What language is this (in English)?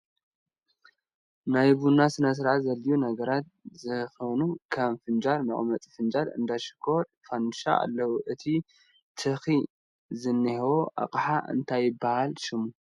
Tigrinya